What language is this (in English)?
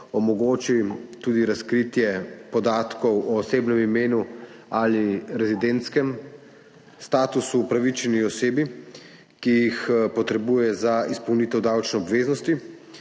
Slovenian